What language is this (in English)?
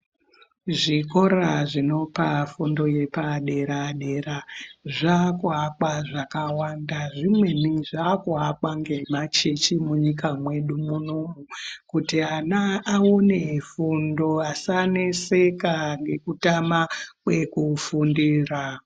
Ndau